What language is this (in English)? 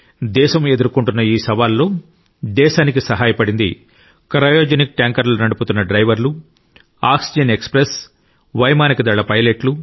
Telugu